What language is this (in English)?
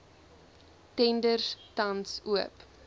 Afrikaans